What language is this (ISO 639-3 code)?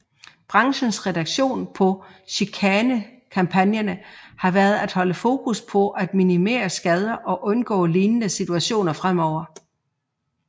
dan